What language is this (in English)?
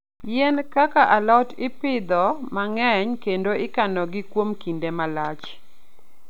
Luo (Kenya and Tanzania)